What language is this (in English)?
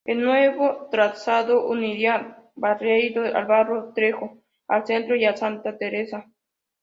Spanish